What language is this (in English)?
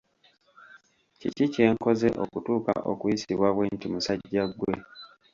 Ganda